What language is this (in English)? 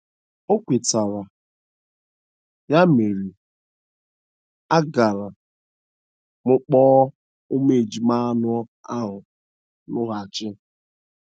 Igbo